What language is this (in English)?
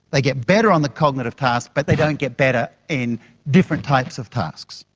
English